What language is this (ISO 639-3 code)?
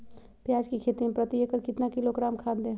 mag